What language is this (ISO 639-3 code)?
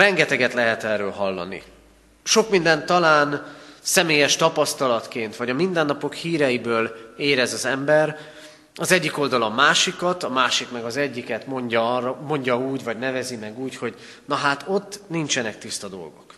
hun